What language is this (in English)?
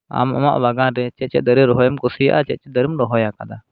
Santali